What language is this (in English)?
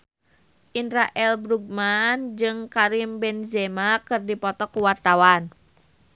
Sundanese